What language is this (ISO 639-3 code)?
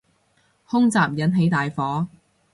yue